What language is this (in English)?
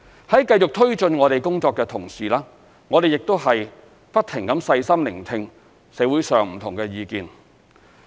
Cantonese